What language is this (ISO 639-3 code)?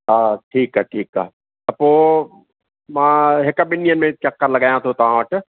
snd